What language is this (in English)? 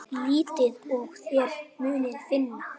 Icelandic